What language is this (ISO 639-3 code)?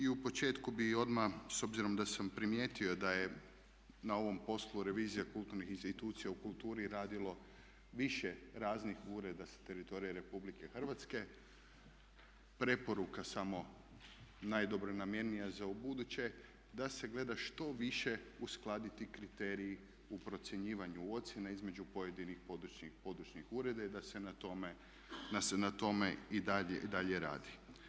hrv